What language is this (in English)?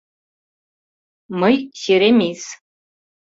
Mari